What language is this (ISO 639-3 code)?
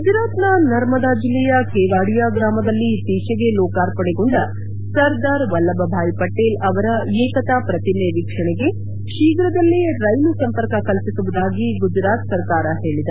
kan